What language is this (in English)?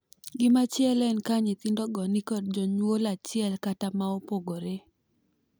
Luo (Kenya and Tanzania)